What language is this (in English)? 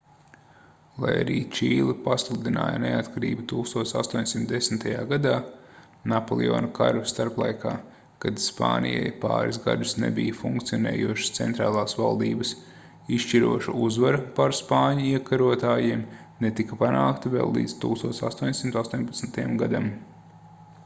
Latvian